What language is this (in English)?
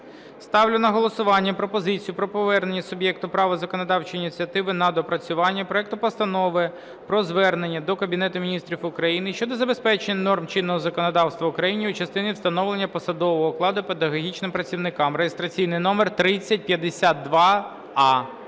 Ukrainian